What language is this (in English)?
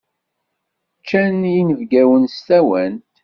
Kabyle